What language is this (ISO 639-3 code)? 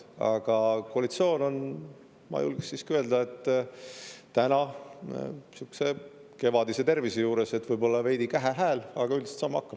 est